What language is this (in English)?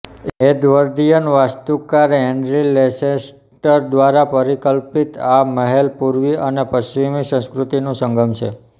Gujarati